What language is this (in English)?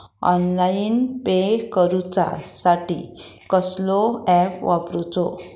Marathi